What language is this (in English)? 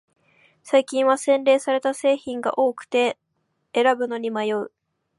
Japanese